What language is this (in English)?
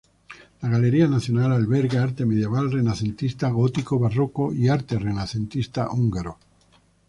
Spanish